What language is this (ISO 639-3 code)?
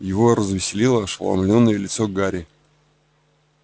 rus